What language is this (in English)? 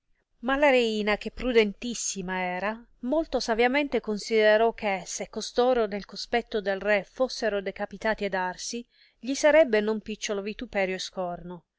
Italian